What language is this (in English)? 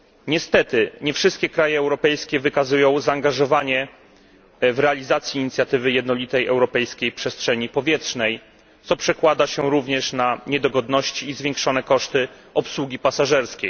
Polish